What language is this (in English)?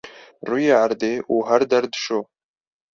Kurdish